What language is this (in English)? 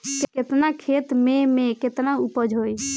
Bhojpuri